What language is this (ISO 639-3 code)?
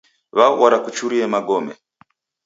dav